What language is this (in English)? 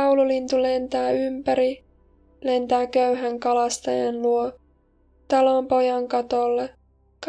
Finnish